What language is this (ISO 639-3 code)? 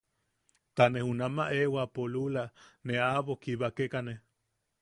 yaq